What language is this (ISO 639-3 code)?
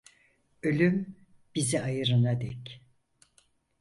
tur